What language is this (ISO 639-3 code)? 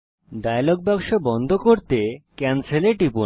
ben